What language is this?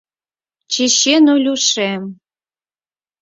Mari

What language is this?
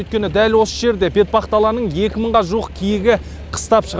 Kazakh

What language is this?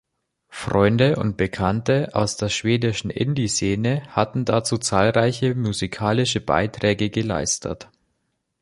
German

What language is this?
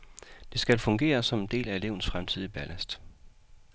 Danish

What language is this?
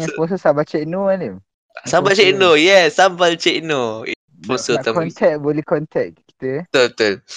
Malay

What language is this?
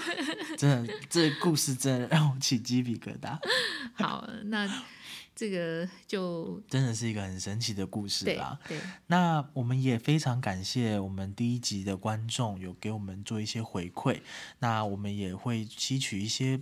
Chinese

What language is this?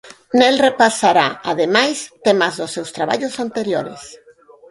Galician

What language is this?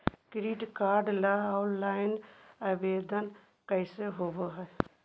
Magahi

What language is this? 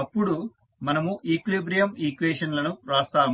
Telugu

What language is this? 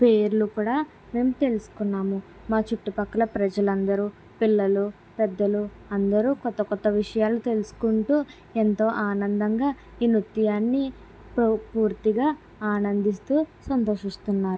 Telugu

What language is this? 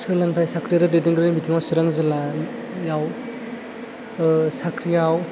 Bodo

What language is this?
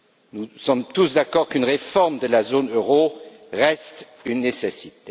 French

